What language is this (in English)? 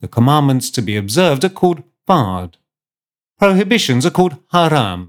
English